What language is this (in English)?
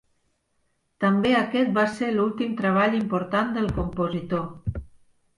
Catalan